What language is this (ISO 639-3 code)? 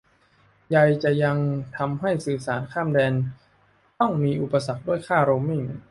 tha